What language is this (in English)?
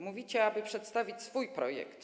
Polish